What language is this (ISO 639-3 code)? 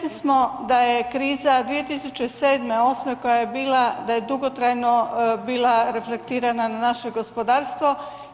hrv